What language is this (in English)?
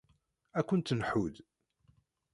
Kabyle